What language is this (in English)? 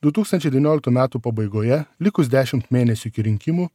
Lithuanian